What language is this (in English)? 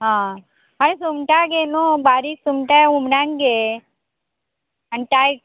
Konkani